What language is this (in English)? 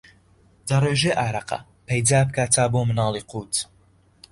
Central Kurdish